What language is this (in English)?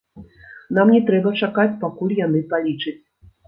Belarusian